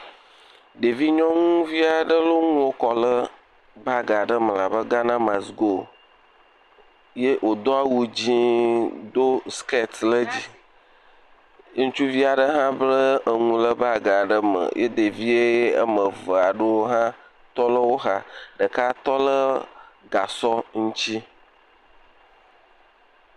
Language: Ewe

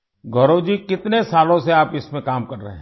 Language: Urdu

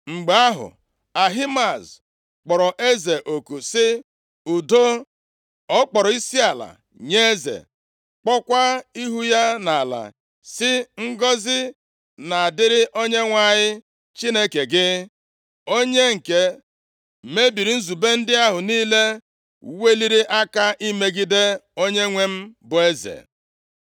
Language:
Igbo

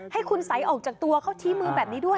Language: Thai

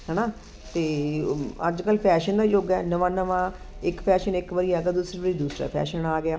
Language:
Punjabi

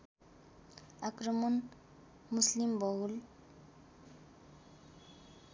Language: Nepali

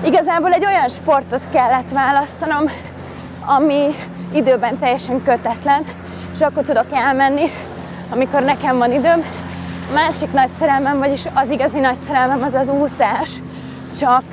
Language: Hungarian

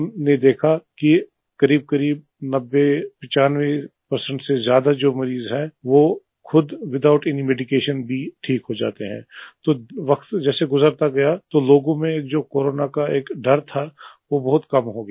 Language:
Hindi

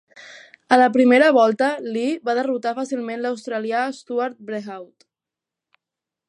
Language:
Catalan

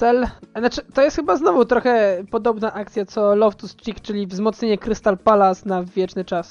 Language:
Polish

